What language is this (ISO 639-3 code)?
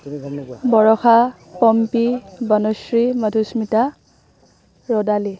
asm